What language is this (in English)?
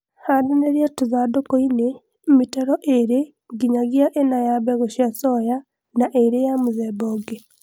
Kikuyu